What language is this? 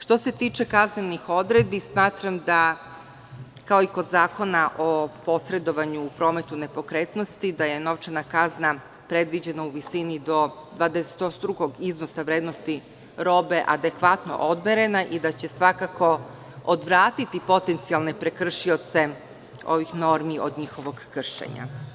Serbian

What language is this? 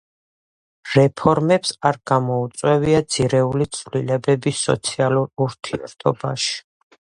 Georgian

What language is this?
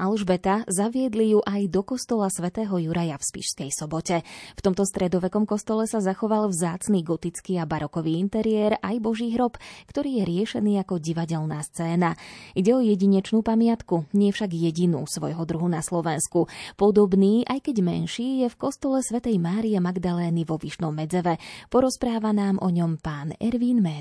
Slovak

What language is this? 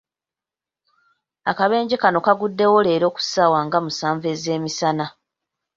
Ganda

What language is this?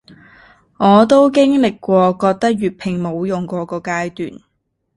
Cantonese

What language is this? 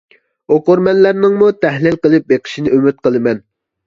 Uyghur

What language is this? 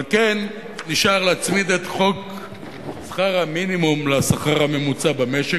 Hebrew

